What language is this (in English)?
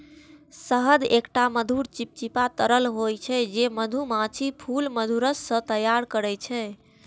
Maithili